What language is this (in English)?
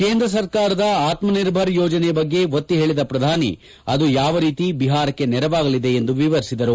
Kannada